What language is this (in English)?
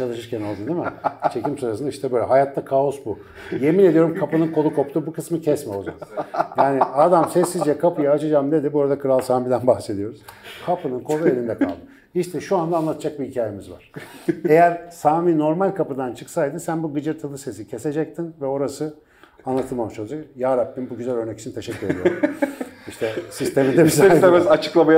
Turkish